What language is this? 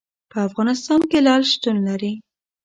Pashto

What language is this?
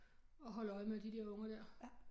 Danish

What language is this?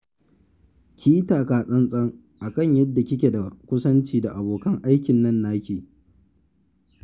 Hausa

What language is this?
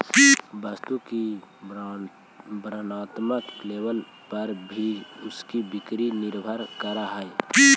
Magahi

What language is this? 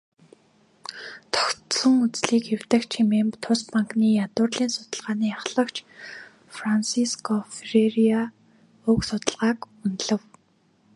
Mongolian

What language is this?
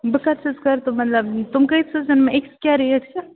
Kashmiri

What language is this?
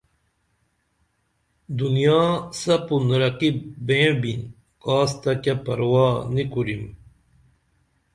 Dameli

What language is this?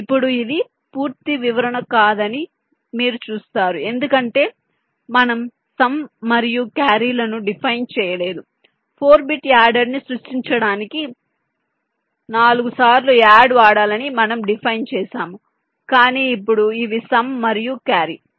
Telugu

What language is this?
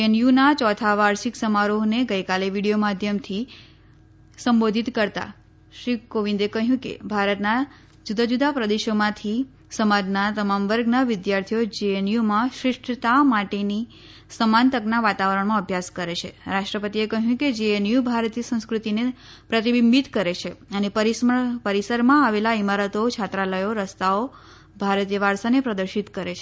Gujarati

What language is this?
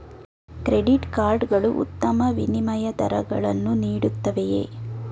Kannada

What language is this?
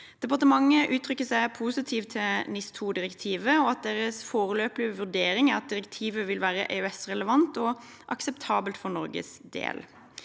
Norwegian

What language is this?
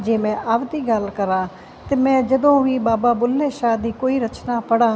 Punjabi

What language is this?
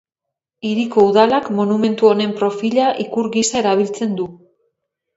Basque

